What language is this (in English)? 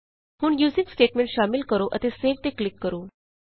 Punjabi